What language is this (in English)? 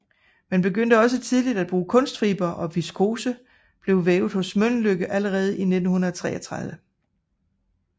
Danish